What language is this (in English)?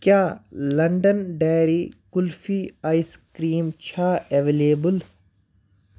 Kashmiri